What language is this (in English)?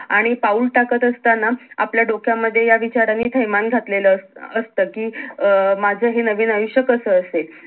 Marathi